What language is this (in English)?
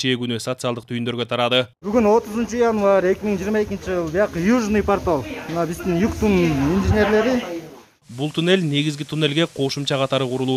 Turkish